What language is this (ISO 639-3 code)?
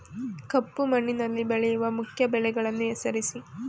kan